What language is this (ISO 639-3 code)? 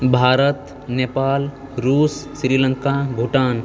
mai